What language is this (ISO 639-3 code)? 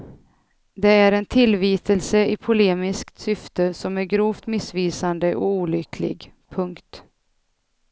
swe